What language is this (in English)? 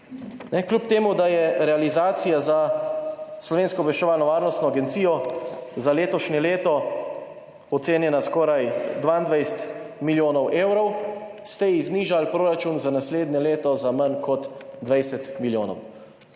Slovenian